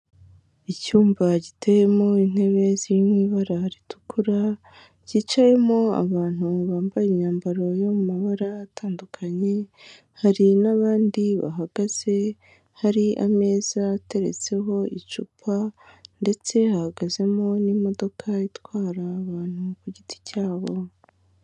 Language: Kinyarwanda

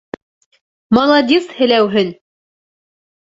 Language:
Bashkir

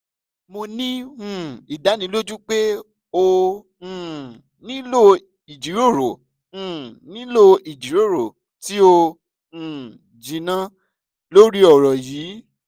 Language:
Yoruba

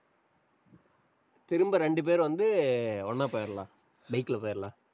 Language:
Tamil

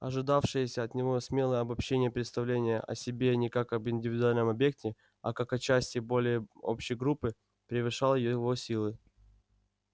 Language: Russian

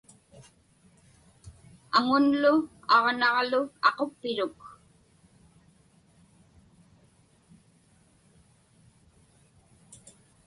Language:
Inupiaq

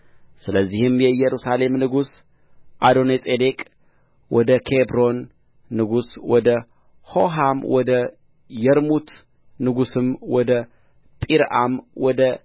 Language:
Amharic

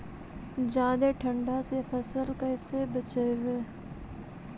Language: Magahi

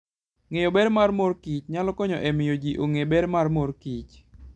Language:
Luo (Kenya and Tanzania)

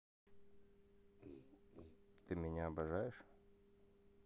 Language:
Russian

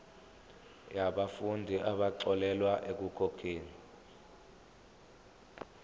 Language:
Zulu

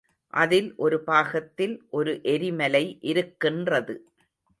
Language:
Tamil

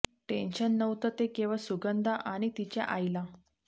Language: Marathi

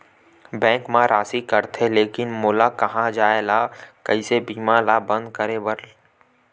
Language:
Chhattisgarhi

